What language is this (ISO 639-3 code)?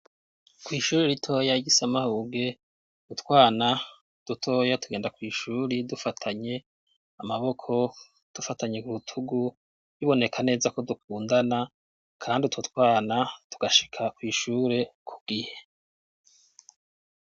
run